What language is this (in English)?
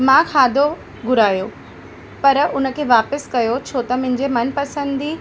Sindhi